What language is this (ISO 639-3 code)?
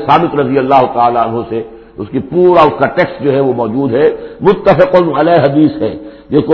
urd